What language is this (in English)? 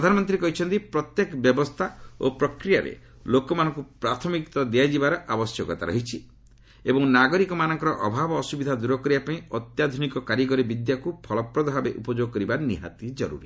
Odia